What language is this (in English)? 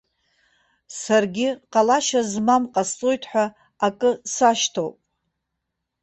Abkhazian